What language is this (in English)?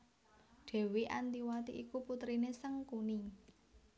Javanese